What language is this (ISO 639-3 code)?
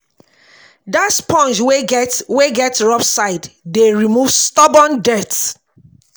pcm